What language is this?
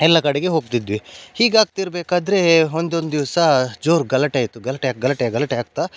Kannada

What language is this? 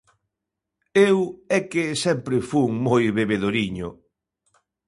Galician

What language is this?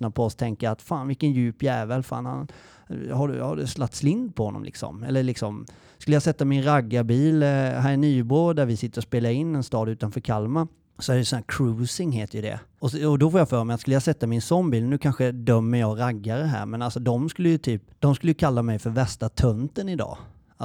Swedish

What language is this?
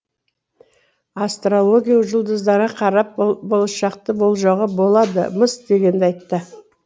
Kazakh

